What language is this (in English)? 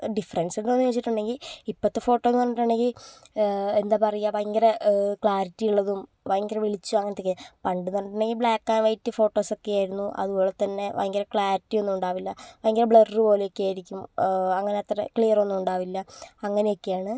Malayalam